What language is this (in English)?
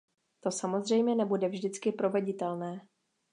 Czech